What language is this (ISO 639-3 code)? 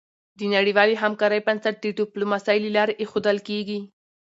pus